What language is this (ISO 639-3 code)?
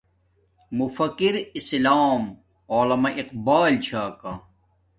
dmk